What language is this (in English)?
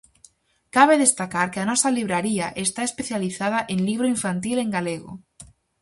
Galician